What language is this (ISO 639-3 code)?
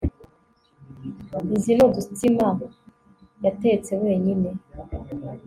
kin